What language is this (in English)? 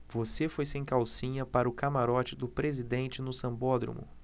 Portuguese